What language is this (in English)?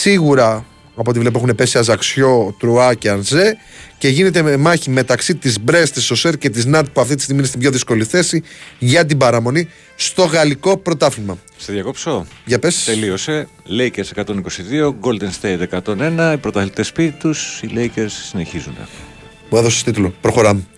Greek